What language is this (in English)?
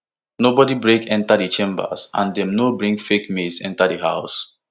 Nigerian Pidgin